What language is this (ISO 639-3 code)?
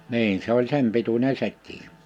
fin